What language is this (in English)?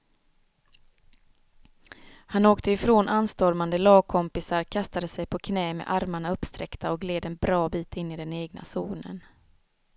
Swedish